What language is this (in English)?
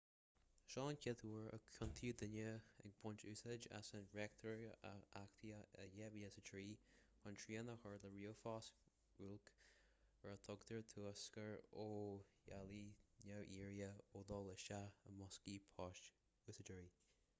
Irish